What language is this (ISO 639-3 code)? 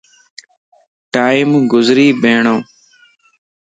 lss